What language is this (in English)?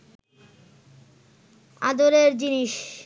Bangla